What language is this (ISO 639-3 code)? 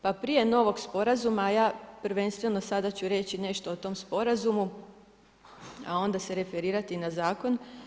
hrv